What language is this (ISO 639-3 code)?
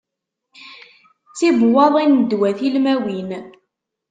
kab